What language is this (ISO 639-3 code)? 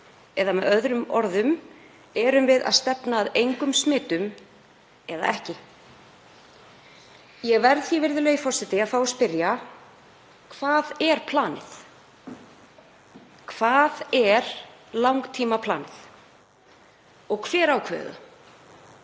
isl